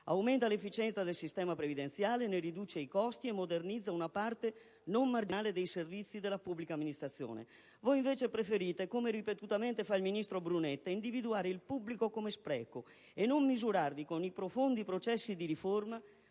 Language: Italian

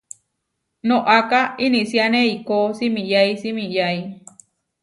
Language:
Huarijio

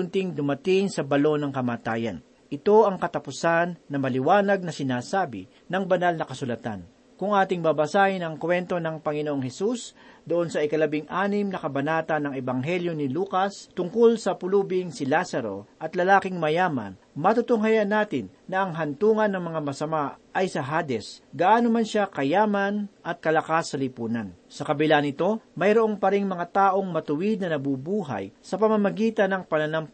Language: Filipino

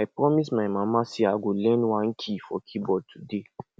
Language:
Nigerian Pidgin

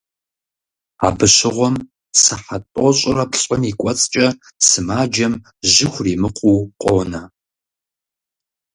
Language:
Kabardian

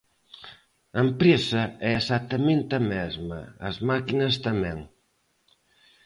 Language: Galician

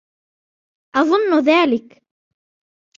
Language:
Arabic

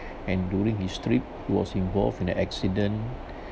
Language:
English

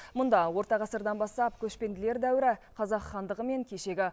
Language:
Kazakh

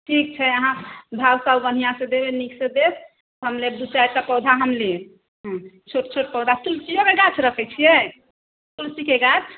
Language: Maithili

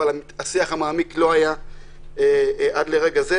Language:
Hebrew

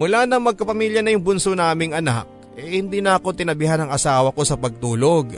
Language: Filipino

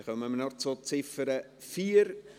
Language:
Swiss German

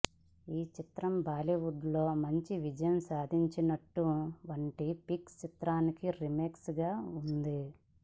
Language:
Telugu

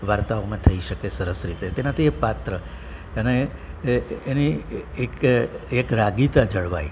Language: Gujarati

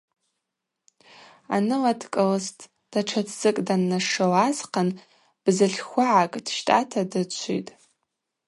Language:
Abaza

